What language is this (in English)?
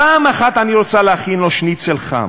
Hebrew